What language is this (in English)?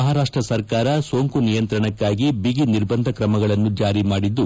Kannada